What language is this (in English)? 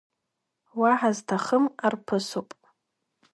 Abkhazian